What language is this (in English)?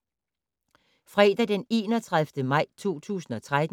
Danish